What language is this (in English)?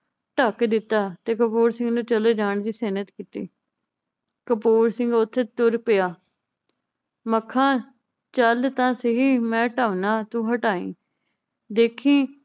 Punjabi